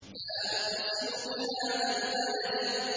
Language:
Arabic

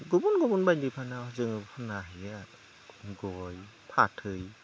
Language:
Bodo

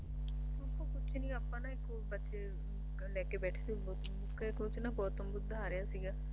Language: Punjabi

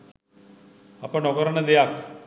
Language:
Sinhala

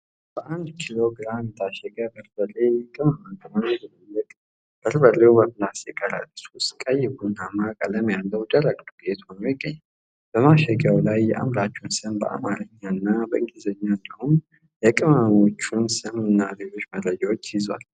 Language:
Amharic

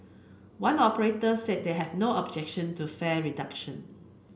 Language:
English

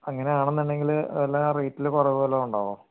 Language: Malayalam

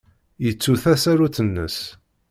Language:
Kabyle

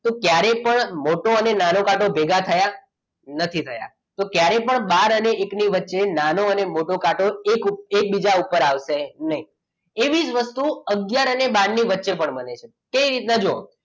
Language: Gujarati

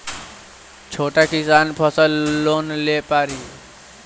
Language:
Bhojpuri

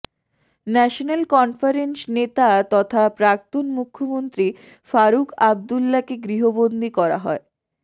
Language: Bangla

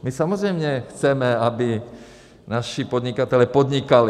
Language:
Czech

